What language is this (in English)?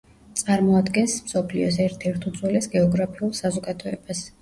Georgian